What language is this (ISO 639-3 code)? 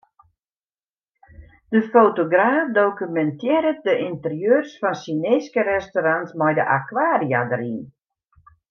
fry